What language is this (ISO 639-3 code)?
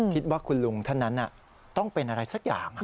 tha